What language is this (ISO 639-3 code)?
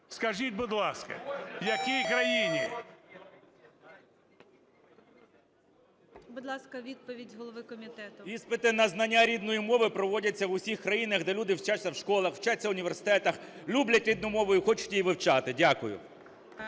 ukr